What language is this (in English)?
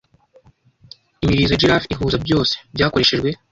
Kinyarwanda